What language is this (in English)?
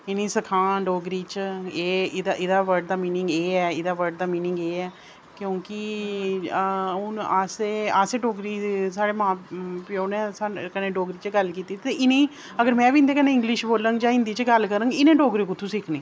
Dogri